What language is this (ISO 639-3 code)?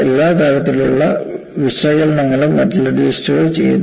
mal